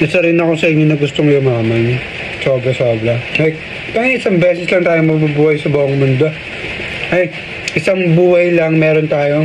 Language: Filipino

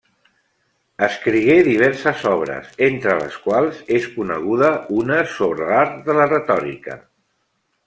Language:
Catalan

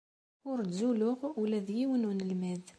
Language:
Kabyle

